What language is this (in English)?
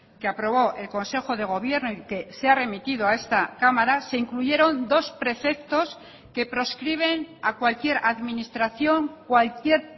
Spanish